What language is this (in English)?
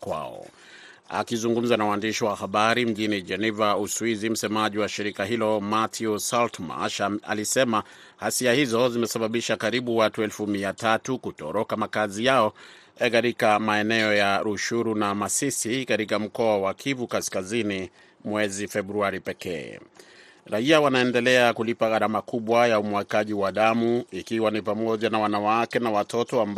Swahili